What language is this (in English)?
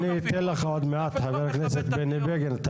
Hebrew